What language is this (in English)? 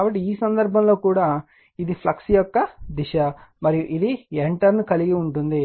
Telugu